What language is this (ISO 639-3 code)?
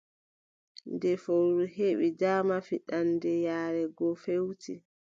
fub